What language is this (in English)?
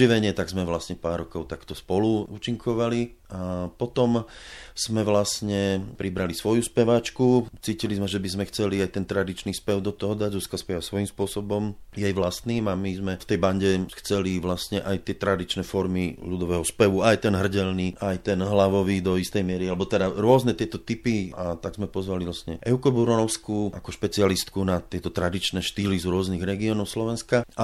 Slovak